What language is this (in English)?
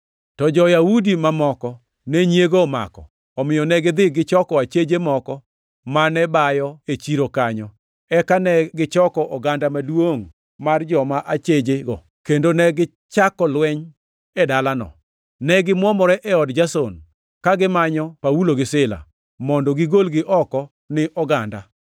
Luo (Kenya and Tanzania)